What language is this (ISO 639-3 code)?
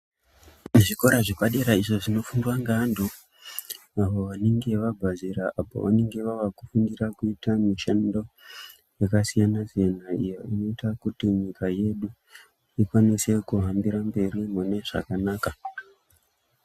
ndc